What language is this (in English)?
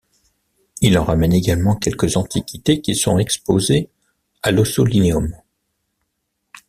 French